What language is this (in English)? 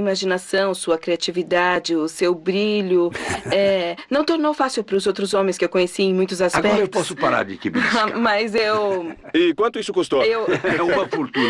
Portuguese